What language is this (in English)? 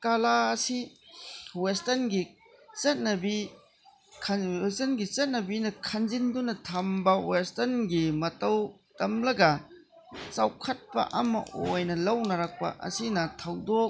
Manipuri